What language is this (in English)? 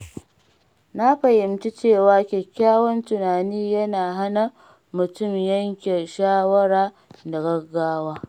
Hausa